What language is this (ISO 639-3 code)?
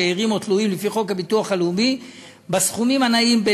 heb